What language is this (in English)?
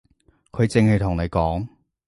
Cantonese